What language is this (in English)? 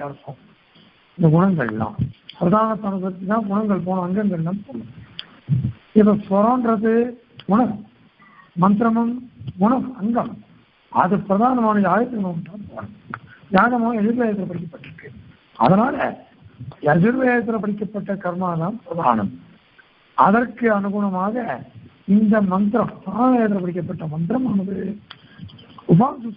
Turkish